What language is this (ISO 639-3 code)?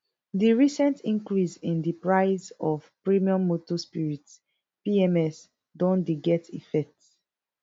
pcm